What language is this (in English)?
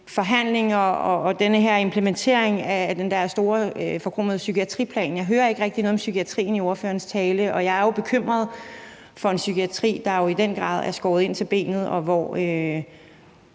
Danish